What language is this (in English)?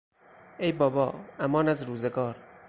Persian